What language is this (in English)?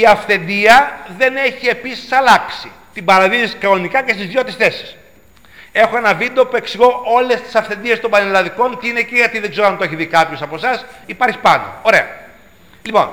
Greek